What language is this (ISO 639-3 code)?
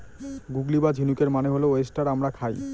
ben